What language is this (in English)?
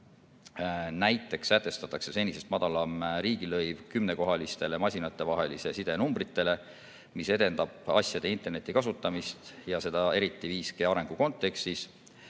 Estonian